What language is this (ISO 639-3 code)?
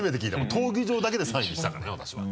jpn